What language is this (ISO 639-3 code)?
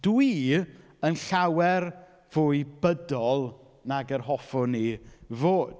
cym